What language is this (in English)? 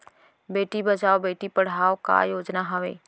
Chhattisgarhi